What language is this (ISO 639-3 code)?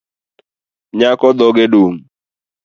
luo